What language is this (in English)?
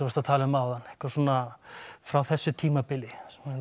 Icelandic